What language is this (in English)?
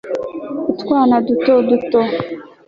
Kinyarwanda